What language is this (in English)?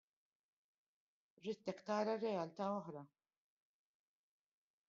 Maltese